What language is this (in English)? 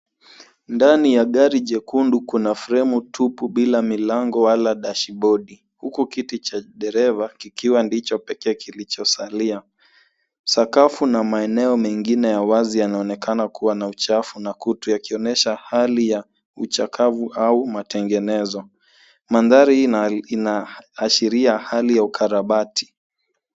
Swahili